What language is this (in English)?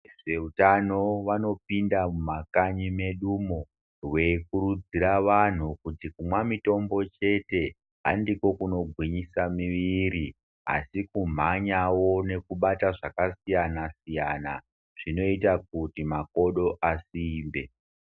Ndau